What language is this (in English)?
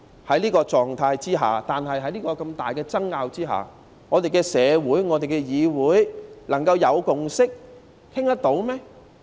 Cantonese